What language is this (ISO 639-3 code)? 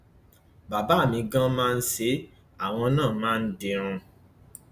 yor